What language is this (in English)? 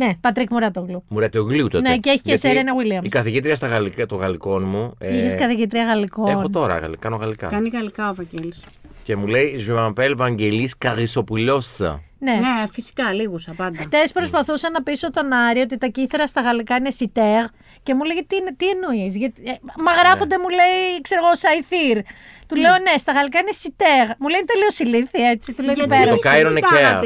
Greek